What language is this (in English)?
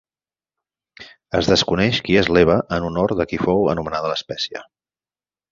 Catalan